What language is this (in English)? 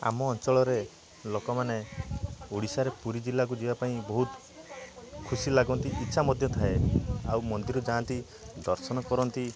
Odia